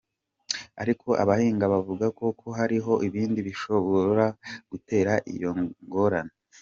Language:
Kinyarwanda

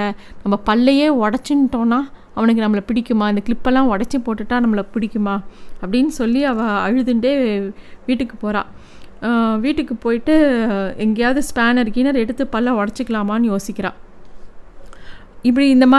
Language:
Tamil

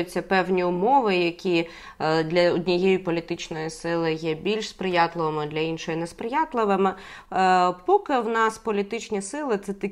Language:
Ukrainian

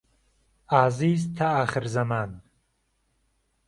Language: Central Kurdish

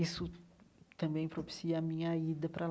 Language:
Portuguese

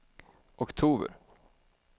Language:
Swedish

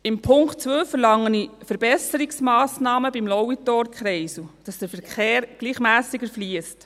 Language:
Swiss German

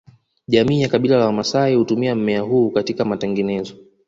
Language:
Swahili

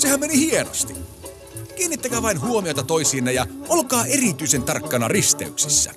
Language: Finnish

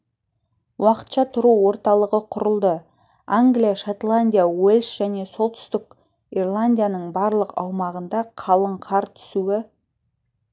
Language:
Kazakh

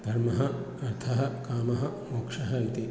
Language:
Sanskrit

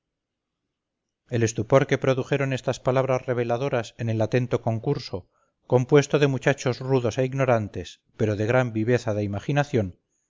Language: Spanish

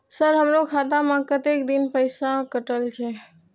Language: Maithili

